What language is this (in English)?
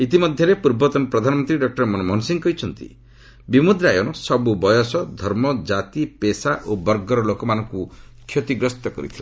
Odia